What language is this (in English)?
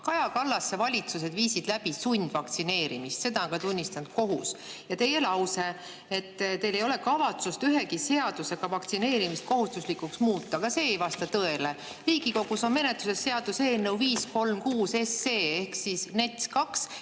Estonian